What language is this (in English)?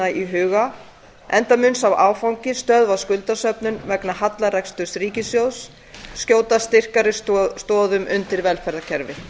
Icelandic